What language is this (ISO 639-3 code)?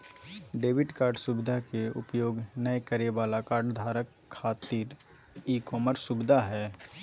mag